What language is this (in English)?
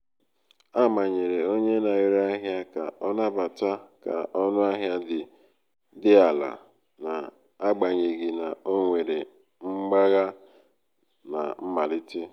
Igbo